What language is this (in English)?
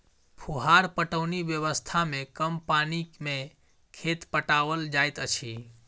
Maithili